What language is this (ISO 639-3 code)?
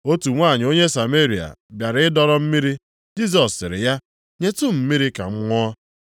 ibo